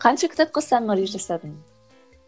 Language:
Kazakh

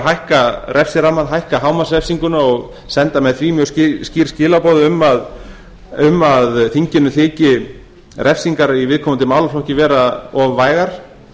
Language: Icelandic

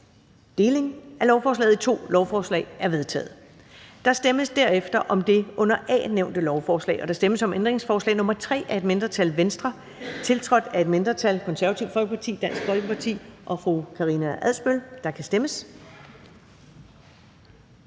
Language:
Danish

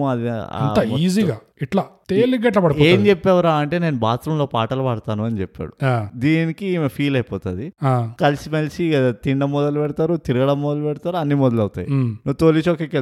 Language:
Telugu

